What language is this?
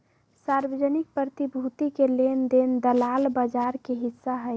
Magahi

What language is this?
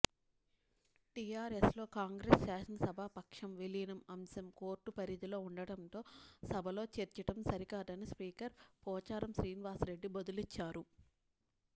Telugu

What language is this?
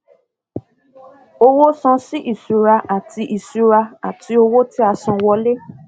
Yoruba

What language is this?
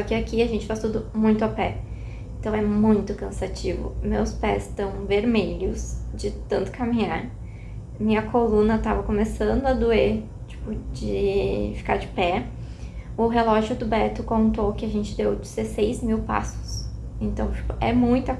Portuguese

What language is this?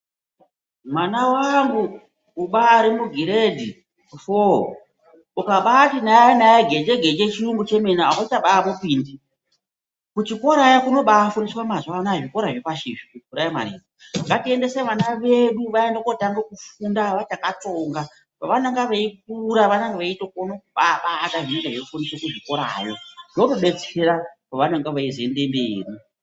Ndau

